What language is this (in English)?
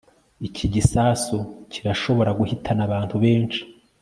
Kinyarwanda